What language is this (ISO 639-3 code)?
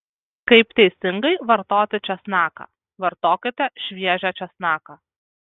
lit